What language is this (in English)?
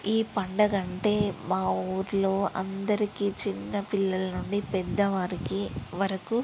Telugu